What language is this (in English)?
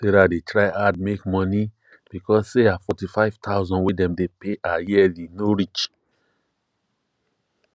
Nigerian Pidgin